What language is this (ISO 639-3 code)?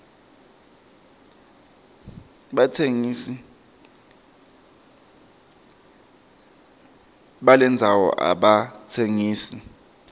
ssw